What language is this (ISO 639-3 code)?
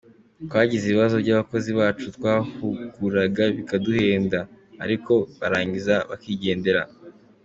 kin